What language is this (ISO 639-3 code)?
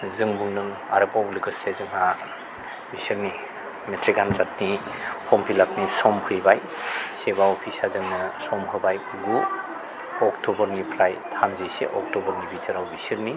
brx